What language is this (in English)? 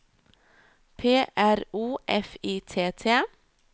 Norwegian